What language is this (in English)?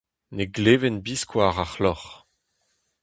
Breton